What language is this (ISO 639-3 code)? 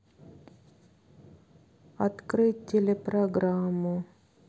rus